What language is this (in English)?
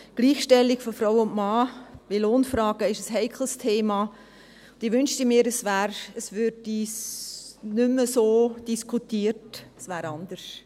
Swiss German